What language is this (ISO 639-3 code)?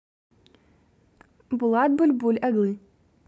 rus